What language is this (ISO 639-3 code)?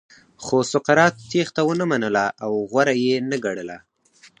pus